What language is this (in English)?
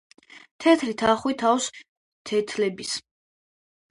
Georgian